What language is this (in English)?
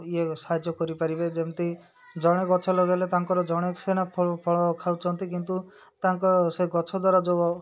Odia